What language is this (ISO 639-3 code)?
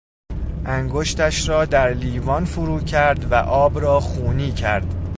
fas